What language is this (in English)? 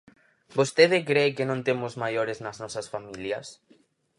Galician